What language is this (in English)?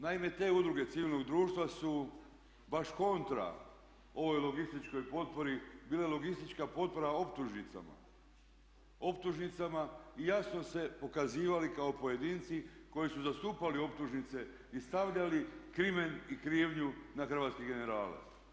Croatian